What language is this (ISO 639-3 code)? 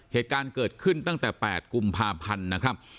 tha